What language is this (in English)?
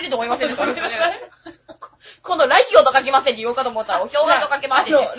Japanese